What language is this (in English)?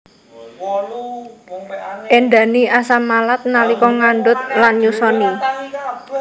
Javanese